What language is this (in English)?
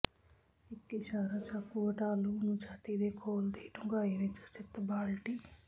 Punjabi